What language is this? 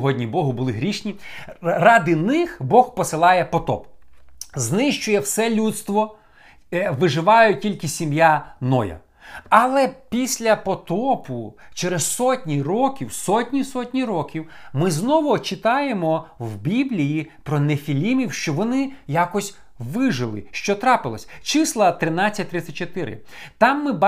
Ukrainian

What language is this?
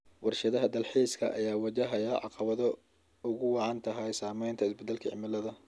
Somali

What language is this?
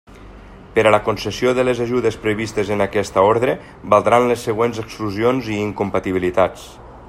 Catalan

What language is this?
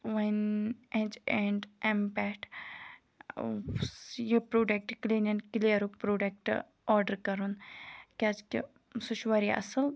Kashmiri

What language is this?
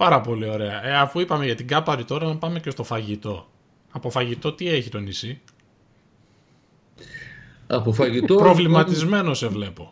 Greek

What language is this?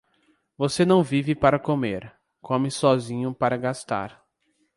Portuguese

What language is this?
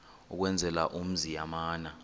Xhosa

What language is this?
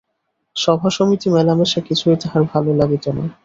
Bangla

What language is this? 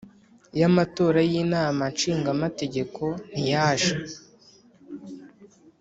Kinyarwanda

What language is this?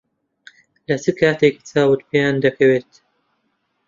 Central Kurdish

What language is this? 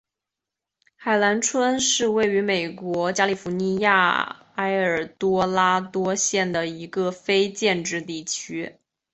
Chinese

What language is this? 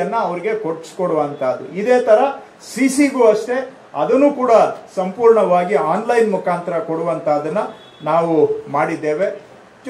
Kannada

